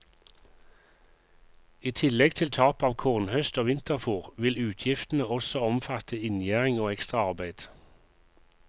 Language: Norwegian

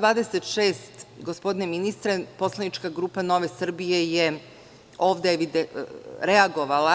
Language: Serbian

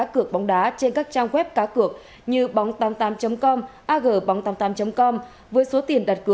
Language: Vietnamese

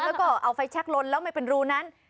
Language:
Thai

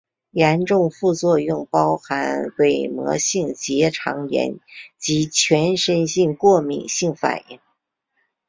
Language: Chinese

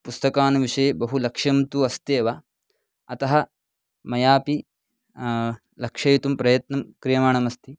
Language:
Sanskrit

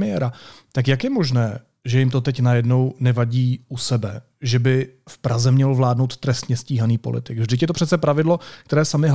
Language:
Czech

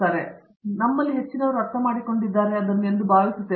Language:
Kannada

